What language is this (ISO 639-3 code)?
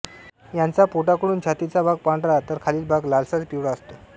mar